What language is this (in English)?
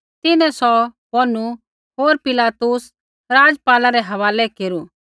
Kullu Pahari